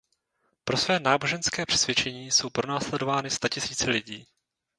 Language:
Czech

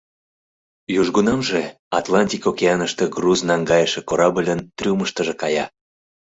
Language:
Mari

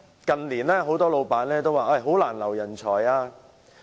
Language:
Cantonese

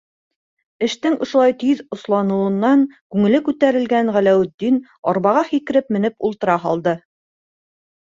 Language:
Bashkir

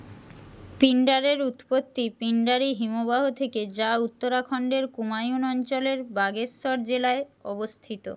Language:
Bangla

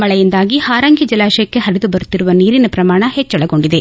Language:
Kannada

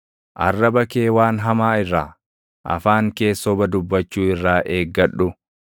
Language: Oromo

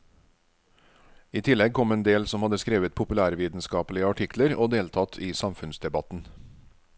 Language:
Norwegian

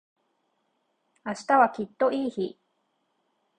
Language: Japanese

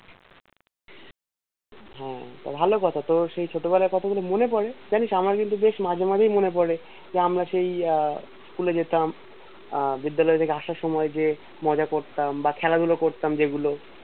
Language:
Bangla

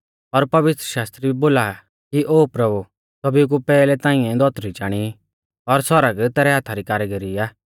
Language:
Mahasu Pahari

